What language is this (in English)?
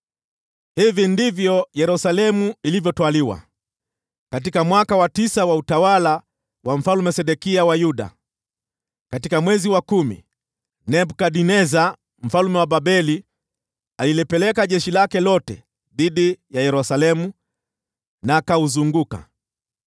Swahili